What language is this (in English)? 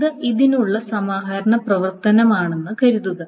Malayalam